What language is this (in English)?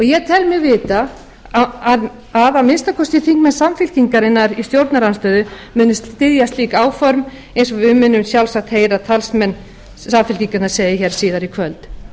Icelandic